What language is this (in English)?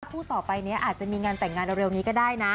Thai